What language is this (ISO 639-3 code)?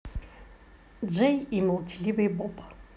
rus